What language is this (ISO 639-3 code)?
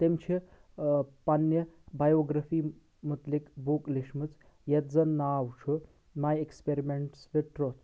kas